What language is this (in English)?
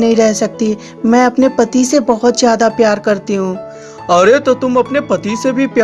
Hindi